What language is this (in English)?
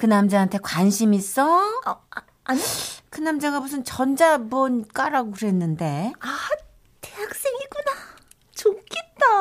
Korean